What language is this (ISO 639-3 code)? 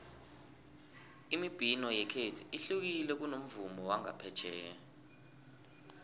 nbl